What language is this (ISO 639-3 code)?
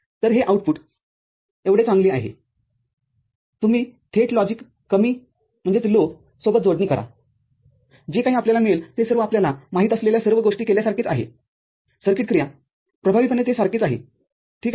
mar